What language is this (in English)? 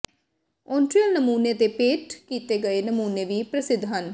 Punjabi